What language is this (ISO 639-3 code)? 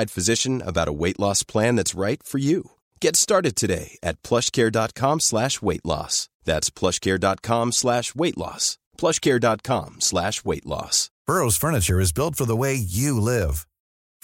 fas